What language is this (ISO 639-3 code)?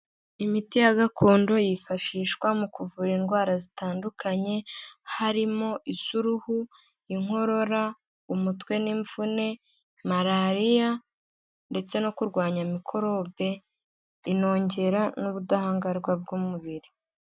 kin